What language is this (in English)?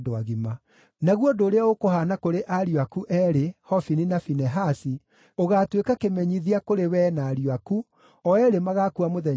Kikuyu